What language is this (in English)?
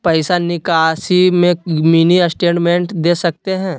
Magahi